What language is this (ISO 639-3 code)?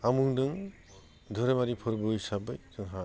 brx